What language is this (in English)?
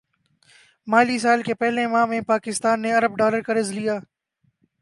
Urdu